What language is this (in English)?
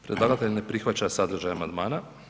Croatian